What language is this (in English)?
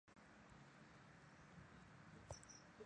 Chinese